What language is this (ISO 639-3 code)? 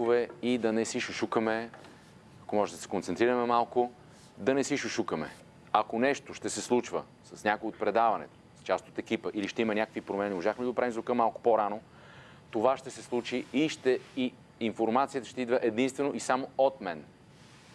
bul